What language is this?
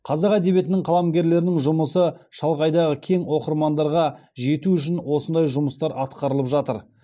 Kazakh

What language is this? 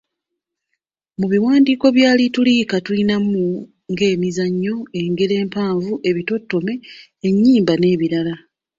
Ganda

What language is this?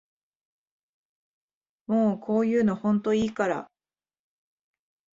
Japanese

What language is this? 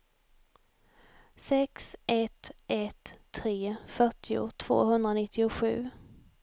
Swedish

